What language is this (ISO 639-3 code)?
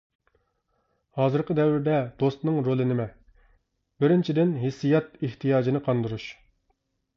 uig